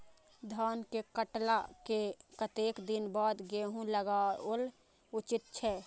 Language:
Maithili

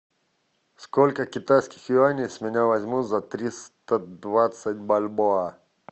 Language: Russian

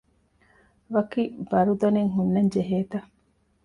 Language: Divehi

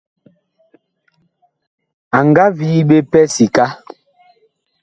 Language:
Bakoko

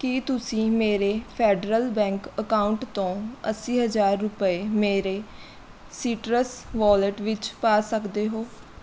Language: Punjabi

